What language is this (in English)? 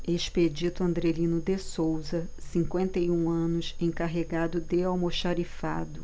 Portuguese